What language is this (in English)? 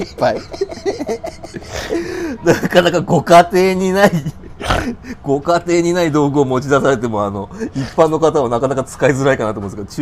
Japanese